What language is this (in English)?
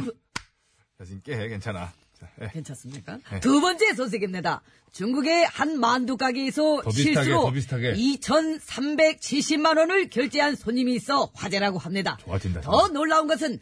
Korean